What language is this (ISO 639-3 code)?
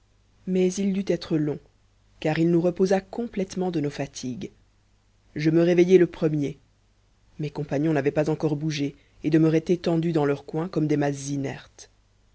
fra